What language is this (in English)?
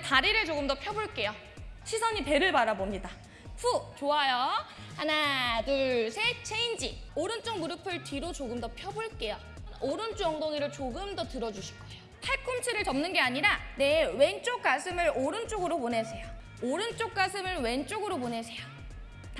Korean